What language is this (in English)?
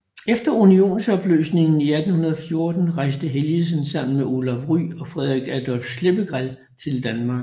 Danish